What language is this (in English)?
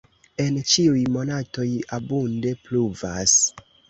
Esperanto